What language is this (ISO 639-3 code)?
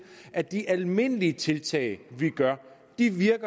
dan